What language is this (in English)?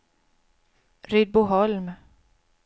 Swedish